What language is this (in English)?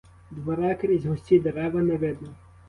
Ukrainian